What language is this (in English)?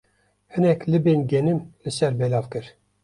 Kurdish